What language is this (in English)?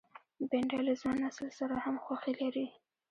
Pashto